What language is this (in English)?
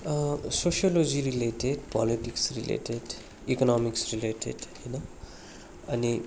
Nepali